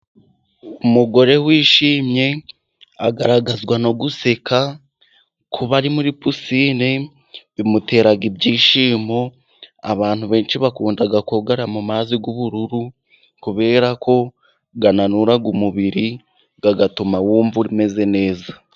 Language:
Kinyarwanda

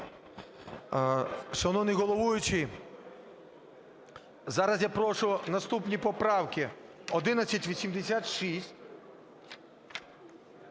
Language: Ukrainian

